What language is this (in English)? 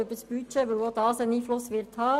Swiss German